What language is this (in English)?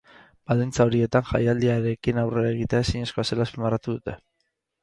Basque